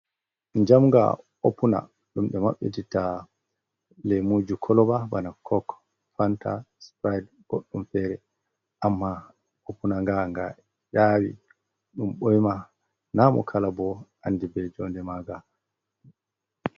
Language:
Fula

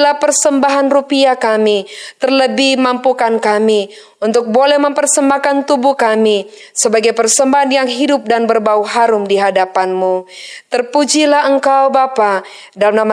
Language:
Indonesian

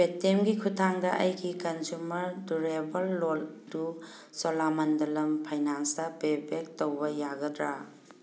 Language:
Manipuri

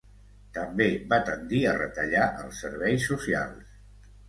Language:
Catalan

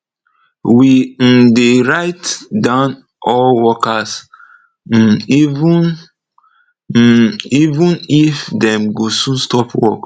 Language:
Nigerian Pidgin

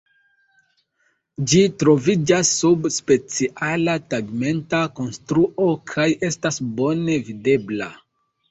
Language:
Esperanto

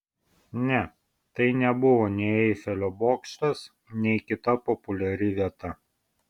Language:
Lithuanian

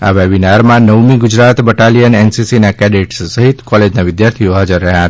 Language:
Gujarati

